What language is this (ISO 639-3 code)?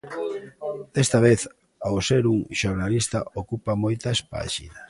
glg